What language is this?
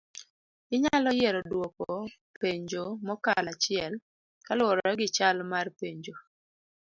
Luo (Kenya and Tanzania)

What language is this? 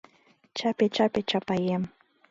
Mari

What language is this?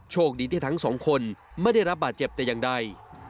Thai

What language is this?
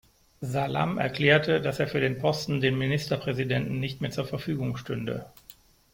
German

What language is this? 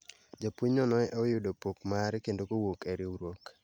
Luo (Kenya and Tanzania)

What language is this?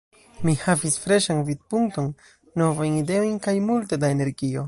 Esperanto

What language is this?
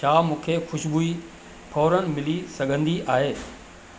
Sindhi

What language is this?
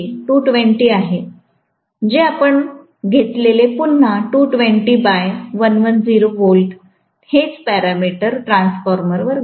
Marathi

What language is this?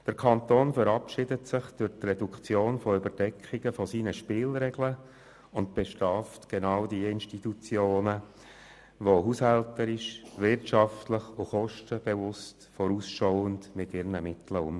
Swiss German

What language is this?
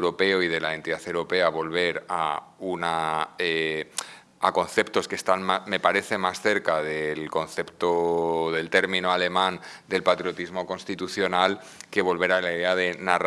Spanish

